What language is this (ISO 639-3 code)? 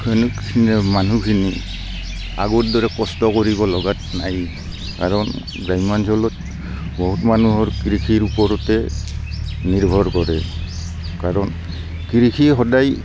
asm